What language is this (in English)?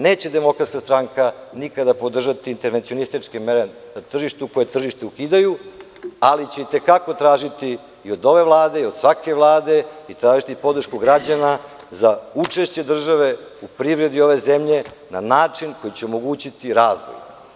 Serbian